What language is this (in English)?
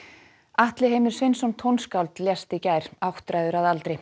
Icelandic